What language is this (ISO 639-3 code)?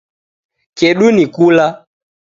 dav